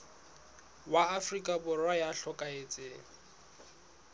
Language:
Southern Sotho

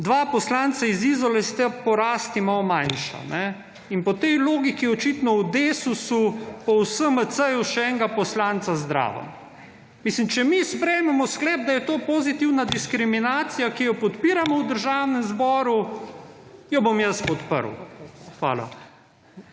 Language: Slovenian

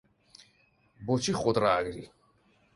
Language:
Central Kurdish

